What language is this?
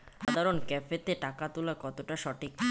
Bangla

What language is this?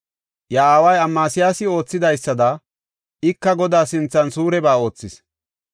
Gofa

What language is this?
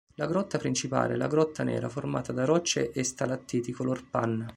Italian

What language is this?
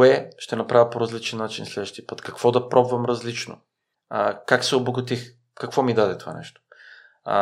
Bulgarian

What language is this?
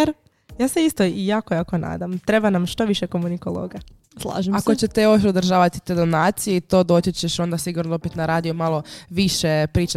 Croatian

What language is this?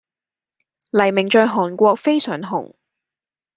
Cantonese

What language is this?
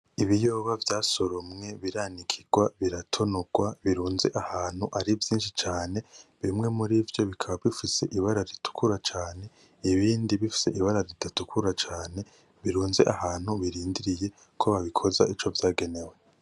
Rundi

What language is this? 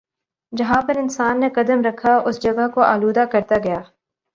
Urdu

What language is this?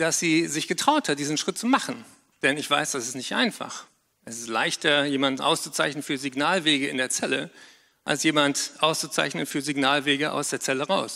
German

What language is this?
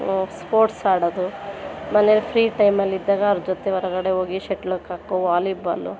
Kannada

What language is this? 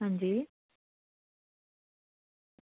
Dogri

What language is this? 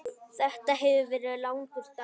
Icelandic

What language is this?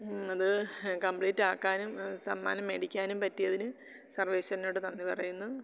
Malayalam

